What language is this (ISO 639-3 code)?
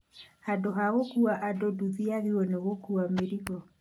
kik